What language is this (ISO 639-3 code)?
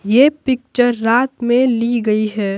hin